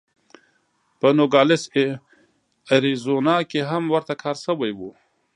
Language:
Pashto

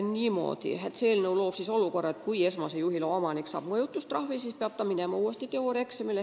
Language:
Estonian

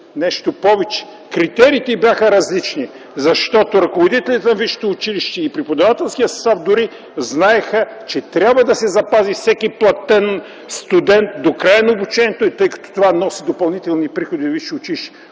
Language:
Bulgarian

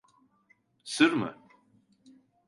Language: Turkish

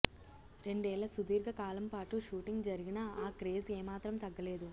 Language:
Telugu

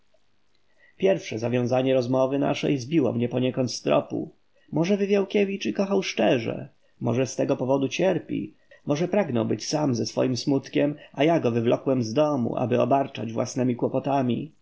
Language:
Polish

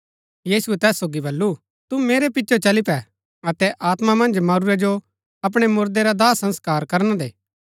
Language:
Gaddi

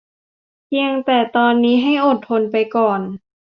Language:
Thai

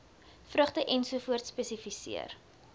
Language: Afrikaans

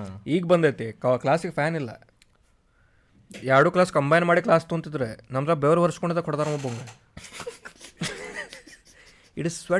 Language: Kannada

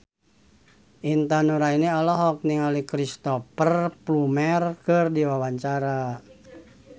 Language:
Sundanese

